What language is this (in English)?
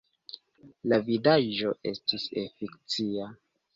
Esperanto